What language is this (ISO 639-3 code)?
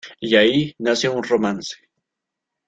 spa